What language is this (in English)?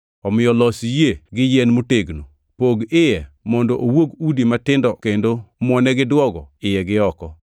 Luo (Kenya and Tanzania)